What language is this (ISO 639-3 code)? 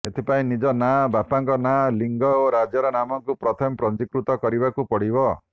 ori